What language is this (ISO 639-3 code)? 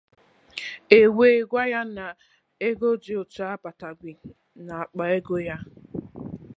ibo